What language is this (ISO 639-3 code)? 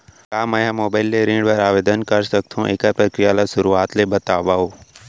hne